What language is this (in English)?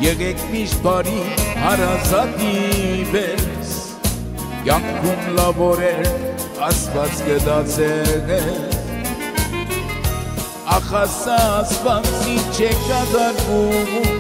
Romanian